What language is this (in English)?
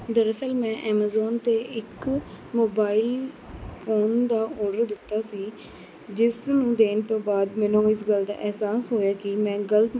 Punjabi